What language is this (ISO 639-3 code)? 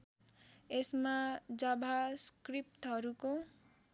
nep